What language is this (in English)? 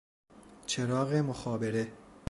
Persian